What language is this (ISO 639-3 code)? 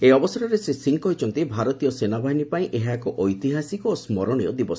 ori